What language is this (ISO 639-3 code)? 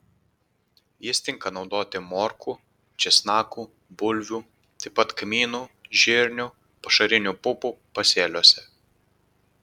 lit